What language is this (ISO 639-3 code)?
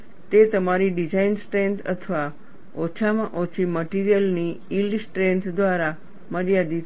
guj